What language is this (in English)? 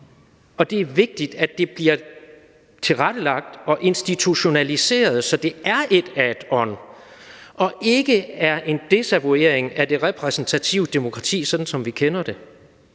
Danish